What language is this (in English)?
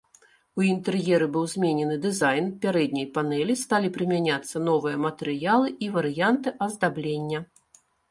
Belarusian